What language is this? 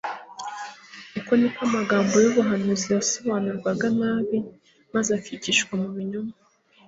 Kinyarwanda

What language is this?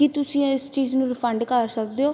Punjabi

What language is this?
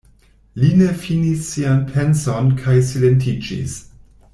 Esperanto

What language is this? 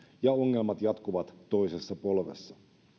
Finnish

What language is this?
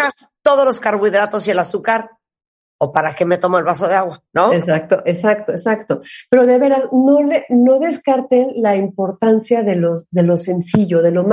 Spanish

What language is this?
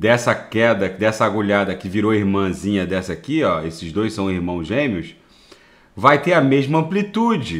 Portuguese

